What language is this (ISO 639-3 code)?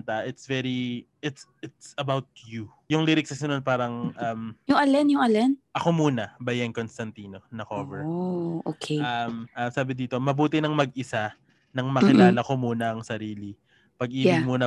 fil